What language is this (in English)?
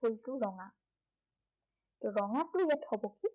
Assamese